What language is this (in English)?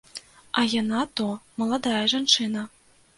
Belarusian